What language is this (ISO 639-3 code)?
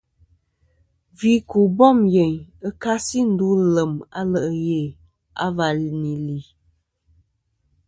bkm